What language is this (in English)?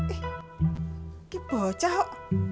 Indonesian